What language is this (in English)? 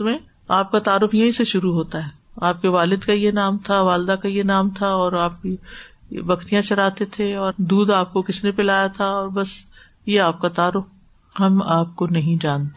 Urdu